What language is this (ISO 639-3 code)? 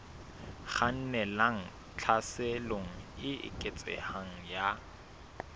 sot